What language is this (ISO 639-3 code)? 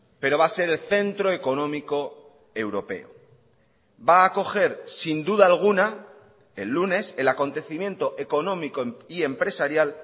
spa